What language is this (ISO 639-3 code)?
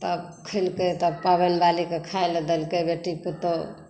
mai